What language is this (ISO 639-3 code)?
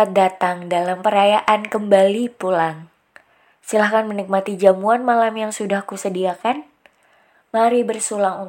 ind